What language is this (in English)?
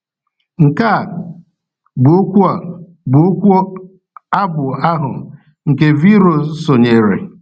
Igbo